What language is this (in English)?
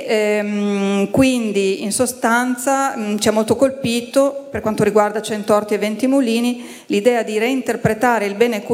Italian